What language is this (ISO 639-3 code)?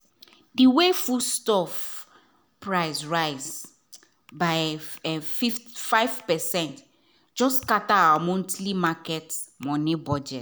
pcm